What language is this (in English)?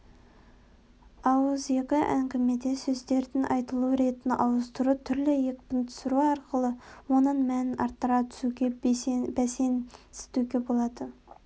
Kazakh